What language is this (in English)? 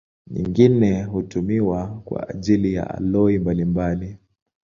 Swahili